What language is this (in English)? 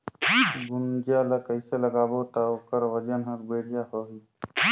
Chhattisgarhi